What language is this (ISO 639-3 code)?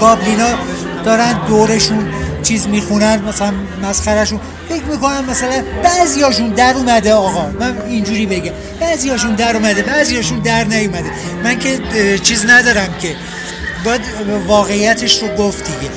fas